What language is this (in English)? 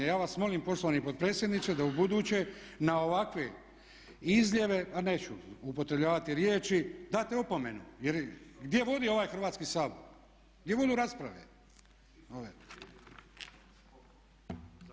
Croatian